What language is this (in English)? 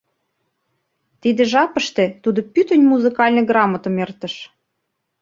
Mari